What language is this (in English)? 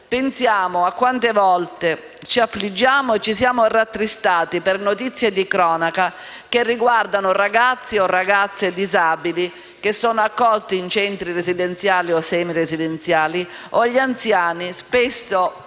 Italian